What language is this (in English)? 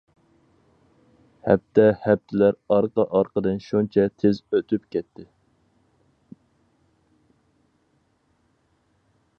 Uyghur